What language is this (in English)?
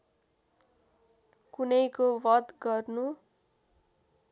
Nepali